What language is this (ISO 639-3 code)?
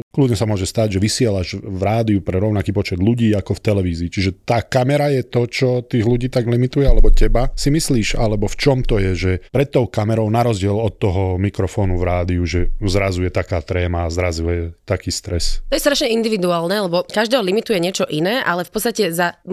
slk